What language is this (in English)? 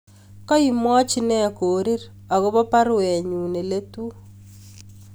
Kalenjin